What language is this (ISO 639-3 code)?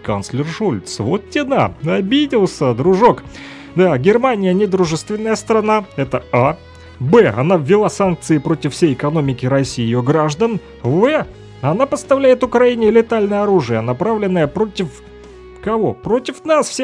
rus